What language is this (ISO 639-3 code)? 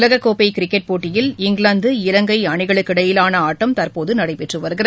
tam